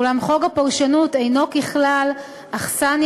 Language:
Hebrew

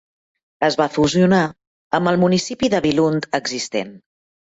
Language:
Catalan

